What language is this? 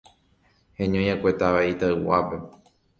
Guarani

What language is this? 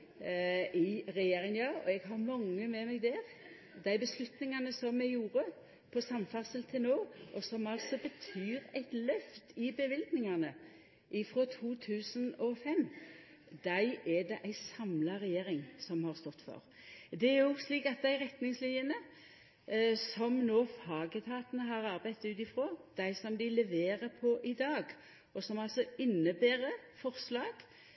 Norwegian Nynorsk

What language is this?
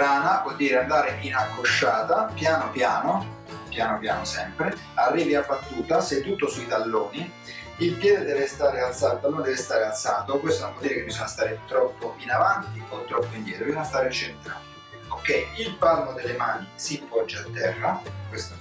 Italian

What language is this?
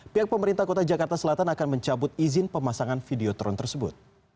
Indonesian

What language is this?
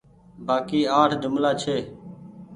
Goaria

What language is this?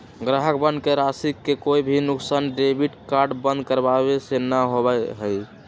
Magahi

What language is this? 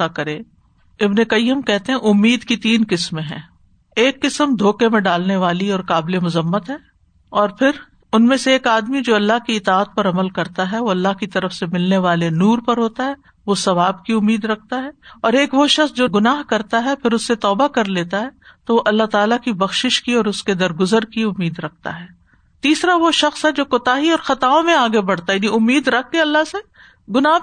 Urdu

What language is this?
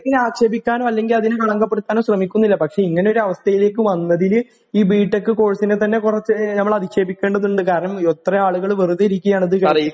Malayalam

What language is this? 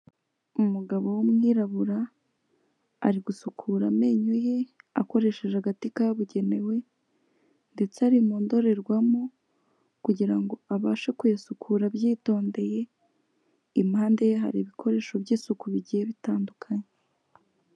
Kinyarwanda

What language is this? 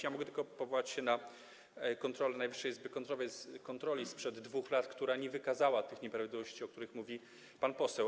Polish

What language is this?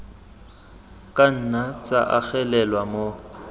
Tswana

